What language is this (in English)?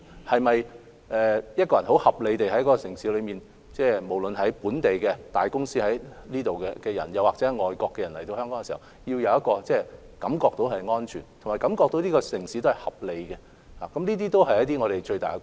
Cantonese